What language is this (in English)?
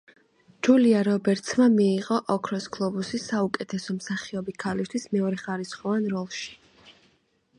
Georgian